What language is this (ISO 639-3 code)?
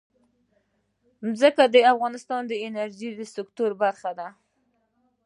pus